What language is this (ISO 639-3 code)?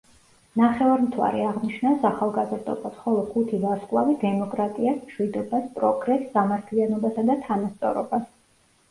kat